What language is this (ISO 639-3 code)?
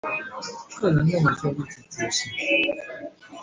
zho